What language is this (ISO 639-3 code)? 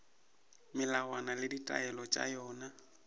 nso